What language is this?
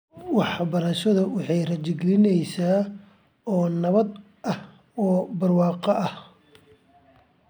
Somali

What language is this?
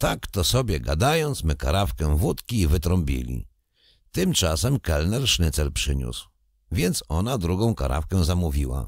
Polish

